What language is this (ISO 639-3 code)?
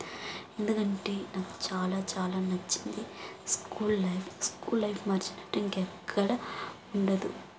tel